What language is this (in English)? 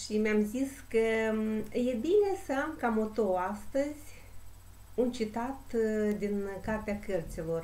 Romanian